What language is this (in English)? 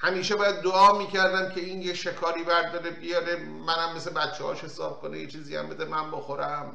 Persian